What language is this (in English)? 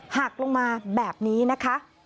Thai